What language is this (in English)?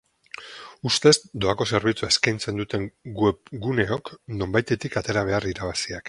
Basque